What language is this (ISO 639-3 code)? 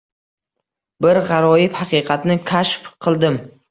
uzb